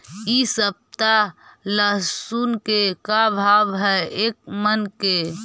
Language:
Magahi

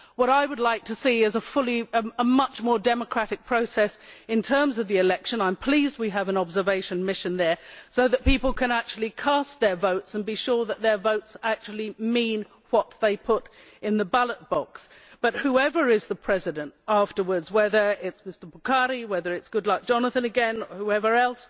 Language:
English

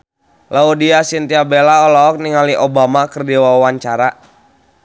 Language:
Sundanese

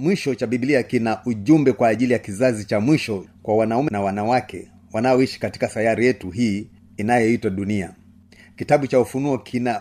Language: Swahili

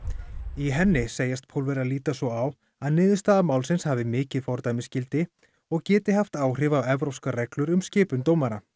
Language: Icelandic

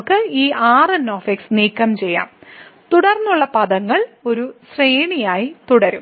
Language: Malayalam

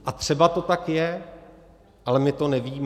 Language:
Czech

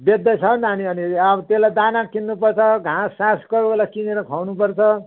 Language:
Nepali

